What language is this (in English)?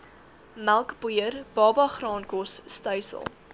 Afrikaans